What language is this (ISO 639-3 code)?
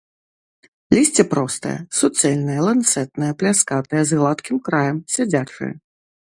bel